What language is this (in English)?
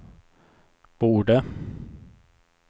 Swedish